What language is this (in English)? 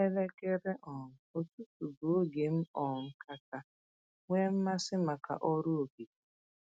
Igbo